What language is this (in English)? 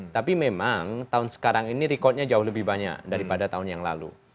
Indonesian